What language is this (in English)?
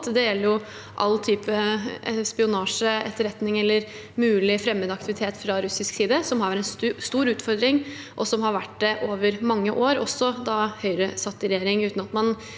Norwegian